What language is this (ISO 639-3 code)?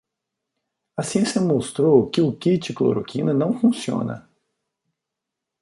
por